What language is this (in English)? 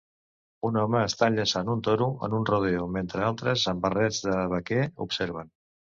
Catalan